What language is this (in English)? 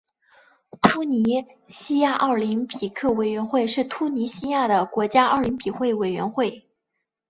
Chinese